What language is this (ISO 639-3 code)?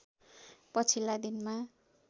nep